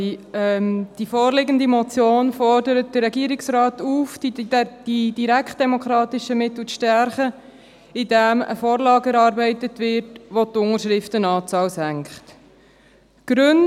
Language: Swiss German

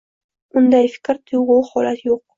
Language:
Uzbek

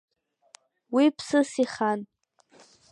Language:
Abkhazian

